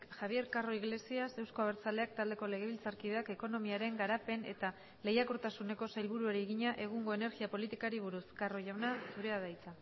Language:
Basque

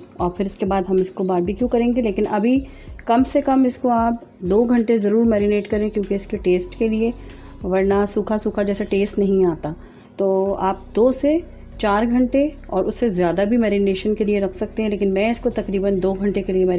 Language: Hindi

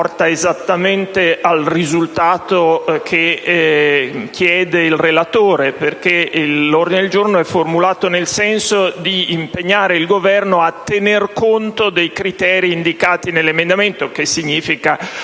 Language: Italian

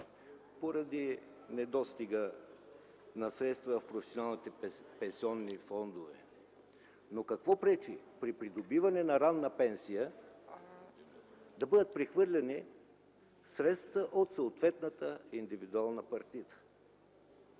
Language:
Bulgarian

